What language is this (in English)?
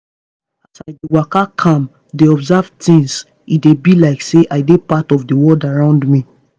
Nigerian Pidgin